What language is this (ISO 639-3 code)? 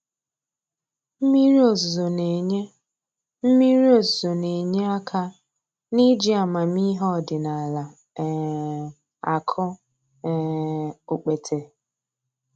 ibo